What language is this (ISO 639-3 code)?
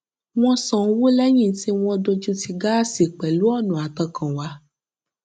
yor